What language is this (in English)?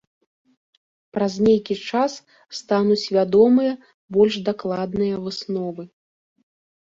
Belarusian